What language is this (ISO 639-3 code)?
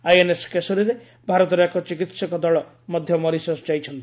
ori